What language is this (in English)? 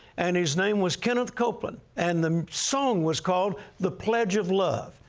English